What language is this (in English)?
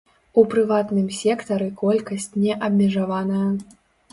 Belarusian